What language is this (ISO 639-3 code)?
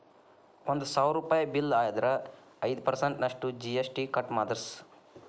kan